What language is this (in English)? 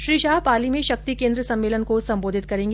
Hindi